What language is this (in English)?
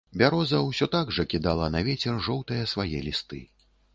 Belarusian